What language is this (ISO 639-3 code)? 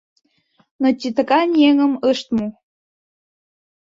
chm